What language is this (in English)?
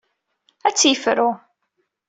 Kabyle